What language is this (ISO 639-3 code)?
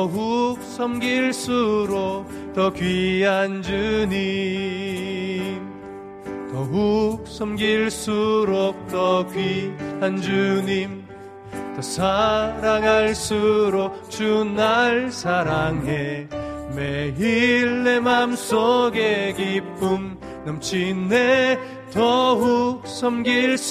kor